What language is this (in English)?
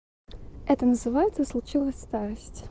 Russian